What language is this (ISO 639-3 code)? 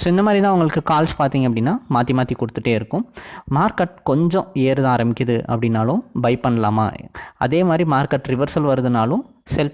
eng